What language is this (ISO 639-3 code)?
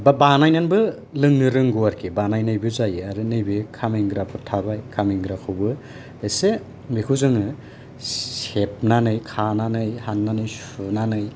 brx